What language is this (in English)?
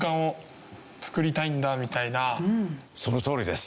Japanese